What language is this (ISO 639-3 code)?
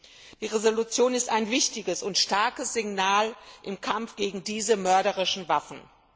deu